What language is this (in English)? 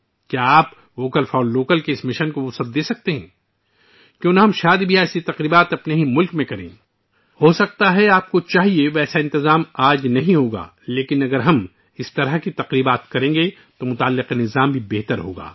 Urdu